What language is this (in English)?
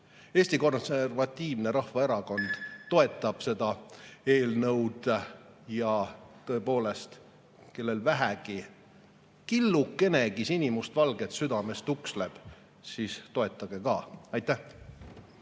Estonian